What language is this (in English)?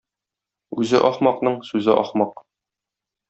Tatar